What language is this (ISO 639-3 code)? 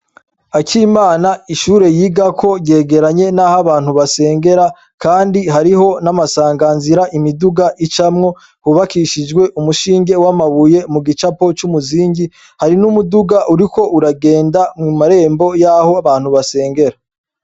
run